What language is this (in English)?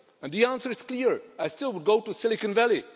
English